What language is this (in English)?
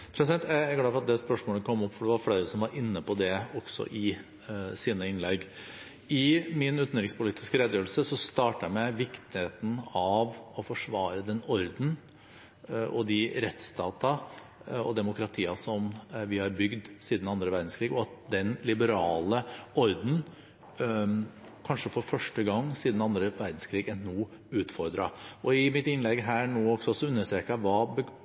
Norwegian Bokmål